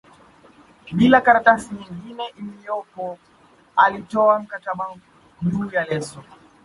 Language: Swahili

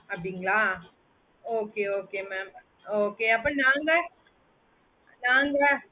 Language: Tamil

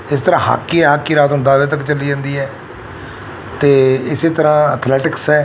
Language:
Punjabi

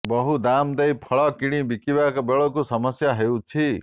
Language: Odia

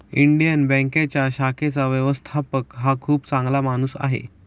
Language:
Marathi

